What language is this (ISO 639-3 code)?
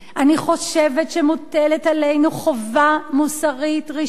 heb